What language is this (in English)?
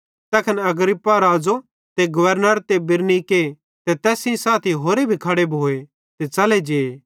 Bhadrawahi